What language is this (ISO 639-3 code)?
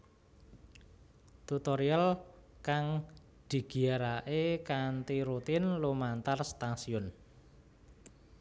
jav